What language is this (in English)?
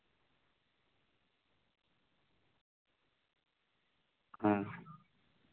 Santali